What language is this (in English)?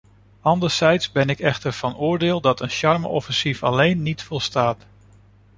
Dutch